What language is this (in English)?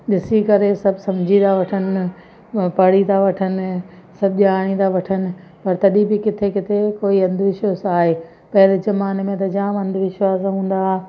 Sindhi